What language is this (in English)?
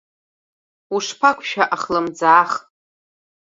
Abkhazian